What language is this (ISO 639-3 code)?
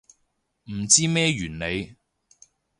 yue